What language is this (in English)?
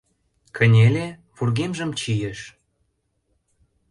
Mari